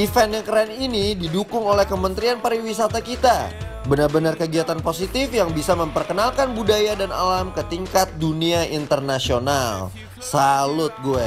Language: Indonesian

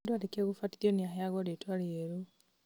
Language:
Kikuyu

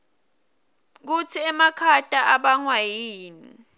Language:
Swati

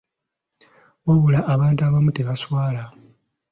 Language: Ganda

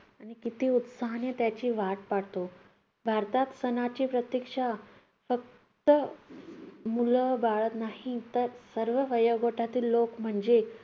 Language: Marathi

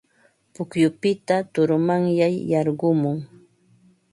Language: Ambo-Pasco Quechua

